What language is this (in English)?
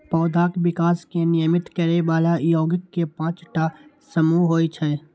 Maithili